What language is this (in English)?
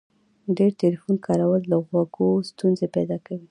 Pashto